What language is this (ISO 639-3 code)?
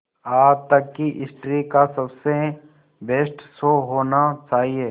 hin